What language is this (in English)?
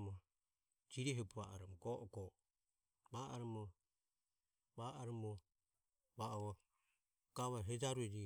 Ömie